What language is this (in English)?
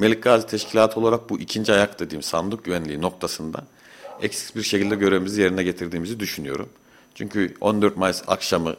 Turkish